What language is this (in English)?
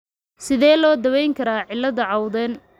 Somali